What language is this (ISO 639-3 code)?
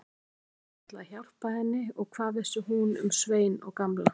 isl